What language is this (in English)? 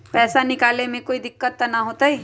Magahi